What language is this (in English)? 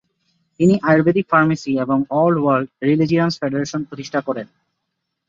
Bangla